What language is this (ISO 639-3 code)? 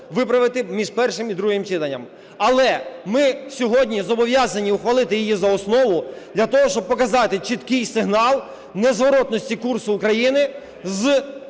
ukr